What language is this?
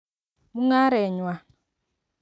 Kalenjin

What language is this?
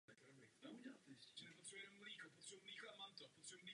Czech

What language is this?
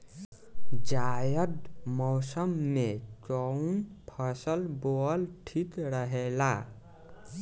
Bhojpuri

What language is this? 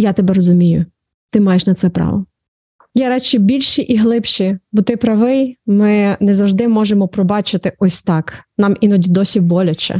Ukrainian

